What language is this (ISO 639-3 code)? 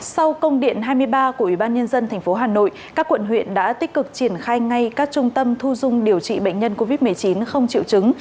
vie